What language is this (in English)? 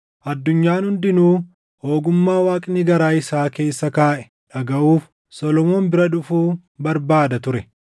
Oromo